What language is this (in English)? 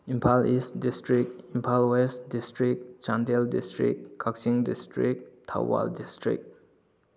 Manipuri